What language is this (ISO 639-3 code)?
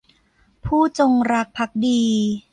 tha